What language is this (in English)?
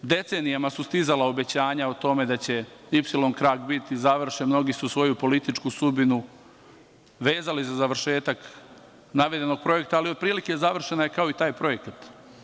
Serbian